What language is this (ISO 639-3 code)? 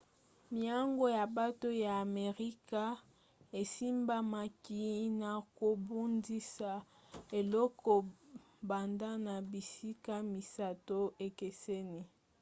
lin